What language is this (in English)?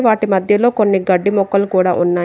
Telugu